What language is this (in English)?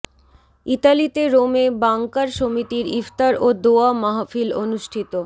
Bangla